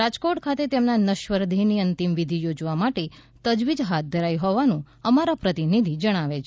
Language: Gujarati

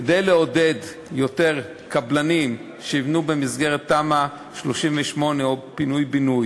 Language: Hebrew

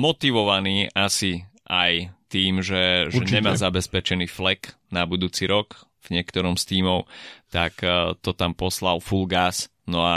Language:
Slovak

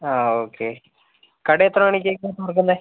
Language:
Malayalam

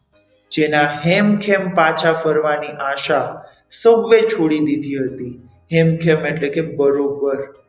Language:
Gujarati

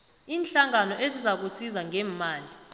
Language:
South Ndebele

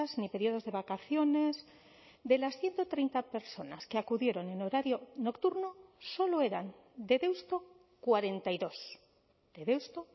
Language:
Spanish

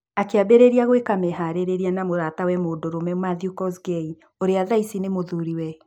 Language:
Kikuyu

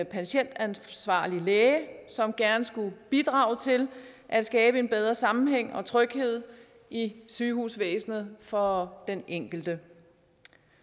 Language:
Danish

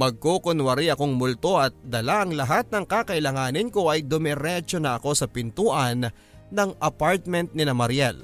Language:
Filipino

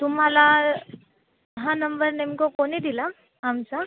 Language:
Marathi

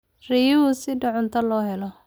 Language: Somali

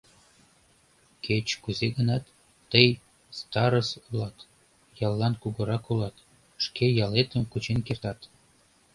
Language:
Mari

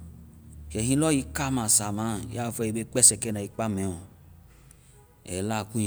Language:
Vai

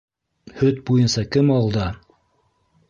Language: Bashkir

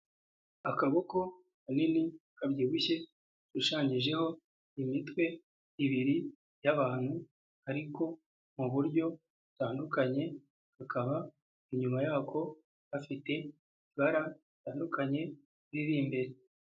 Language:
Kinyarwanda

